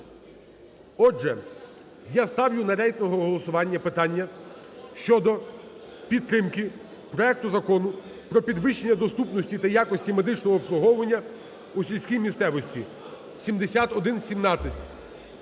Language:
Ukrainian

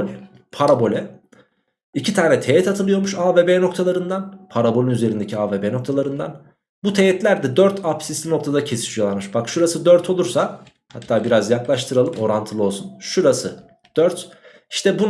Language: Turkish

